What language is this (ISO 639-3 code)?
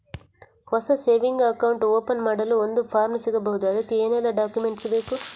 kan